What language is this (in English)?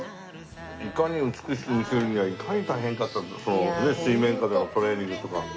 Japanese